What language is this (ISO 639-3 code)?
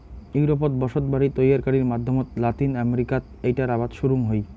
ben